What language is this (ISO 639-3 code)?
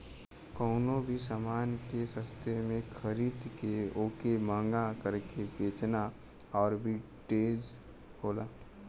bho